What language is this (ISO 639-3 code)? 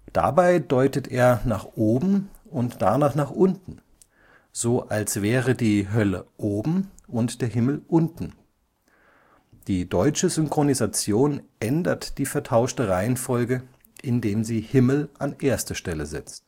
deu